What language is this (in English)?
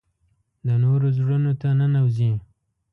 Pashto